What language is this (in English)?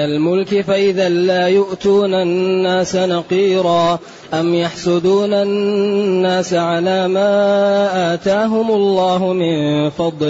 Arabic